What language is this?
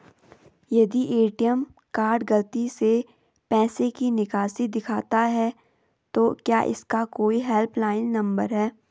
Hindi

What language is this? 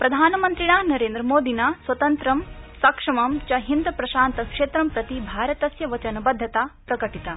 Sanskrit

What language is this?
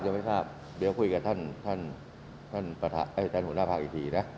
Thai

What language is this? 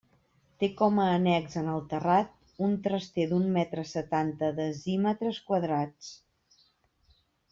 Catalan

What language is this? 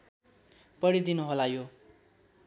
Nepali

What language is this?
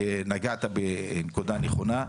Hebrew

